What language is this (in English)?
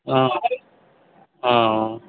Maithili